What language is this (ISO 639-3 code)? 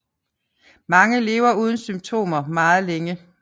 dan